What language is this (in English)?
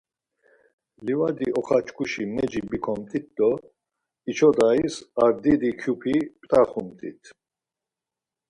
Laz